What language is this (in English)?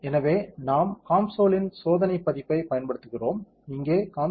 Tamil